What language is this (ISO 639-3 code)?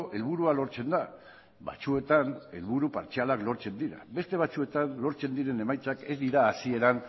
eus